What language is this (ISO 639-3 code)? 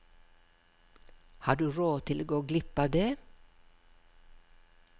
nor